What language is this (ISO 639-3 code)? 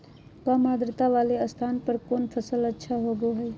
mag